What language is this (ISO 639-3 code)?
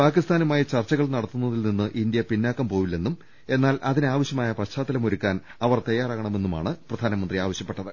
mal